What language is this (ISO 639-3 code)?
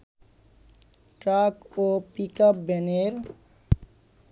ben